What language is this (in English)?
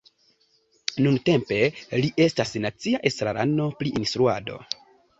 Esperanto